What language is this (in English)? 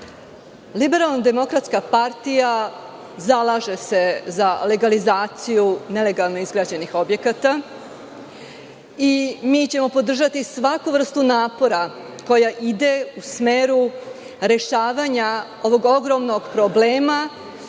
Serbian